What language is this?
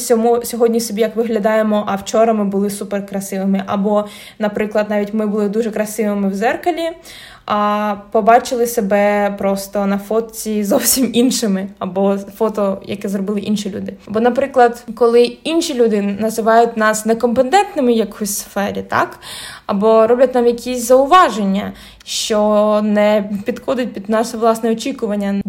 Ukrainian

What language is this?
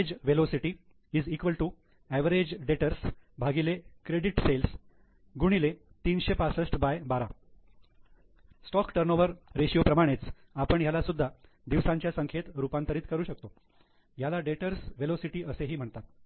Marathi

